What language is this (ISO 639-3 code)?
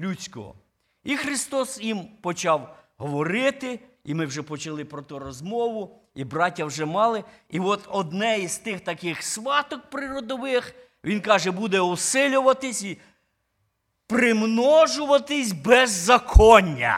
ukr